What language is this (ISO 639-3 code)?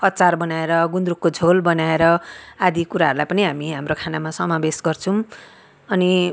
nep